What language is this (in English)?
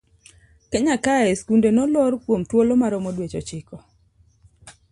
Luo (Kenya and Tanzania)